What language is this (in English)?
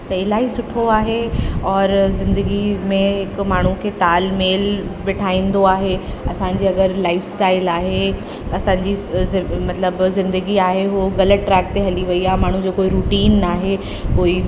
Sindhi